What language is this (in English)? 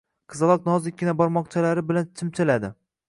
Uzbek